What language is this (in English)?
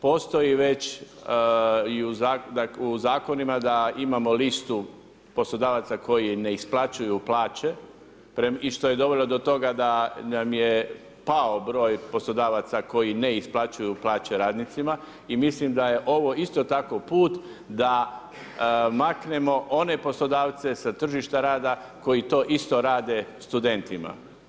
Croatian